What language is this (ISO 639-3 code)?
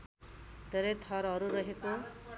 nep